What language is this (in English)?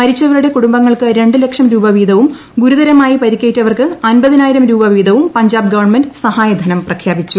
Malayalam